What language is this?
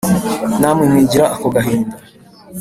Kinyarwanda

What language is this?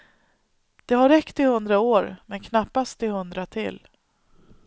Swedish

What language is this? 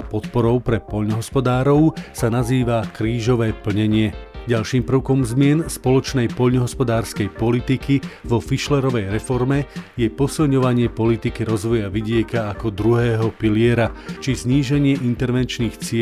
Slovak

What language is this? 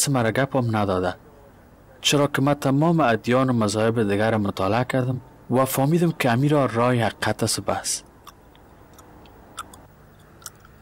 Persian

